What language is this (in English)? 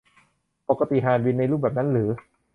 Thai